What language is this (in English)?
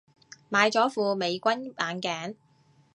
Cantonese